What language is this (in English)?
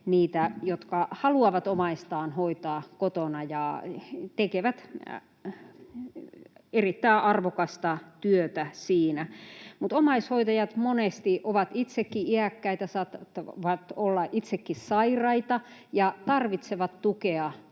Finnish